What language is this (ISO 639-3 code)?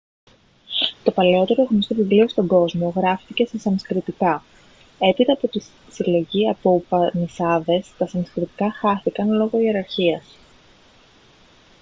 ell